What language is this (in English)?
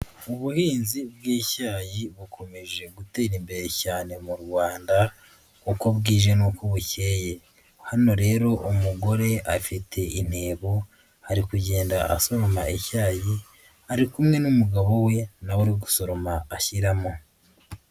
Kinyarwanda